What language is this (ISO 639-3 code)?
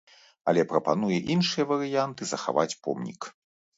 bel